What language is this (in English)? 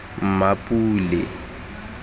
Tswana